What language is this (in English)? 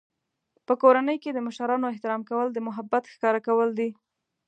Pashto